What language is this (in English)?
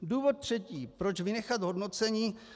Czech